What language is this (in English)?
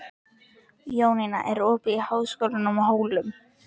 Icelandic